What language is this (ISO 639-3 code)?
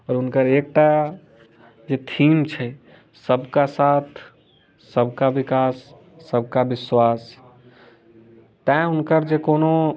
mai